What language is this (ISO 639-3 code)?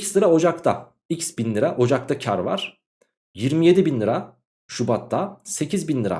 tur